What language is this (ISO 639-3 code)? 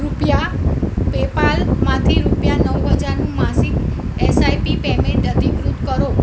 guj